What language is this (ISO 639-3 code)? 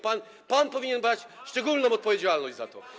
pol